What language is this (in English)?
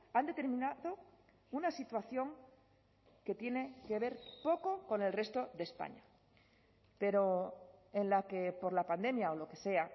Spanish